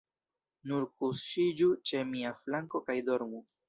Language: Esperanto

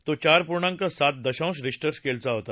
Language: Marathi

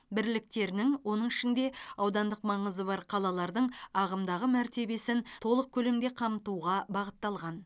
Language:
Kazakh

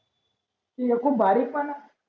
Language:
Marathi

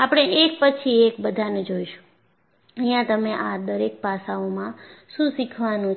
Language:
Gujarati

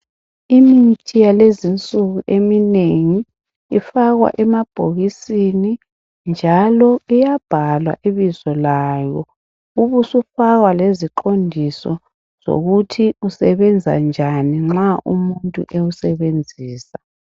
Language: North Ndebele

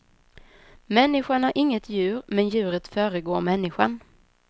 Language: Swedish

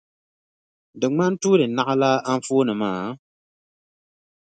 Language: Dagbani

